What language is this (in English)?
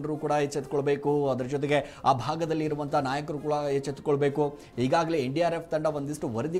Kannada